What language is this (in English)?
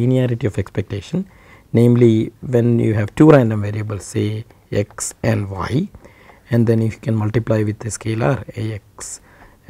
English